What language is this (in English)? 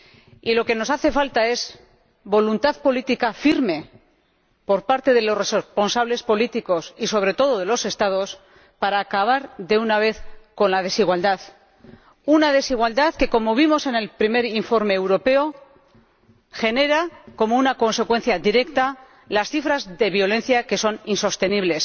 Spanish